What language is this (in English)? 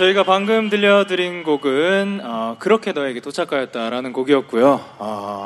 Korean